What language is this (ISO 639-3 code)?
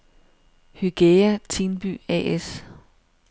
dan